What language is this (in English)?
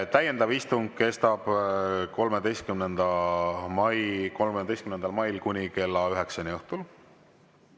Estonian